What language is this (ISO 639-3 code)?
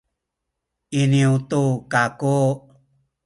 szy